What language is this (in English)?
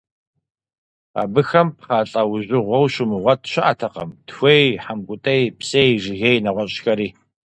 Kabardian